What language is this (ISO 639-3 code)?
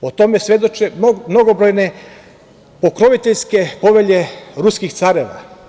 srp